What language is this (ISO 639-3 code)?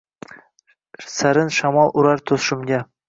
uzb